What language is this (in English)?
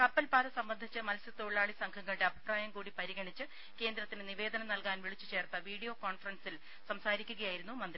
Malayalam